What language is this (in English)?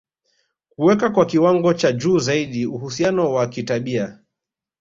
Swahili